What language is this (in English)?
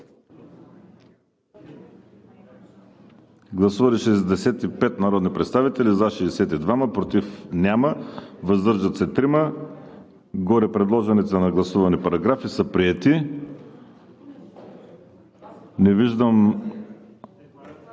Bulgarian